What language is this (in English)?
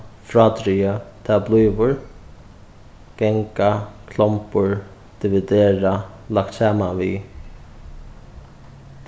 Faroese